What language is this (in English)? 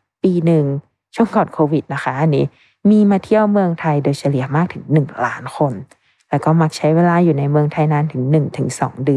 Thai